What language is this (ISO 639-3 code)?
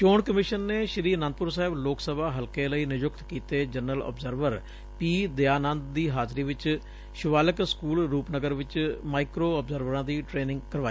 pan